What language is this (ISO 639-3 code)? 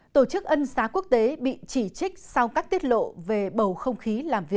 vie